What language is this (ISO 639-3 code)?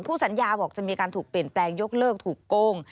tha